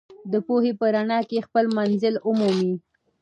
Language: Pashto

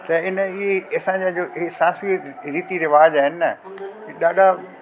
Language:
Sindhi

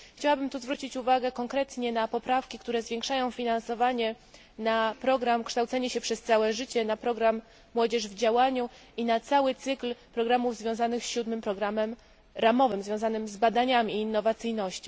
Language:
Polish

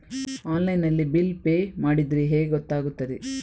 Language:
Kannada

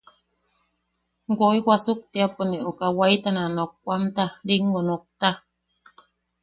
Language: Yaqui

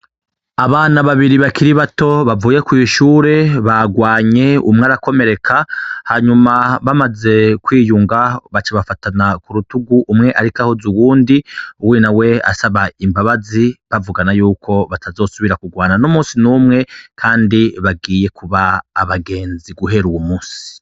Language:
Rundi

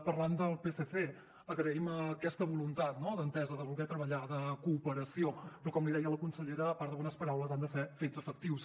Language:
Catalan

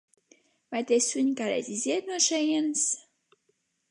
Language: Latvian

